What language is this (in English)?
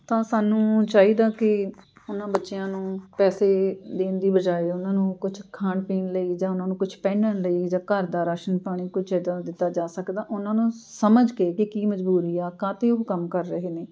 Punjabi